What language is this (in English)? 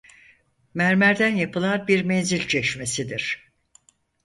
Turkish